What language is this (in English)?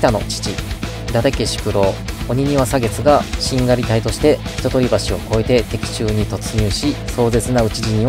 Japanese